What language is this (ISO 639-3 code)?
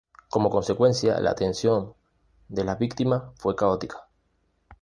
spa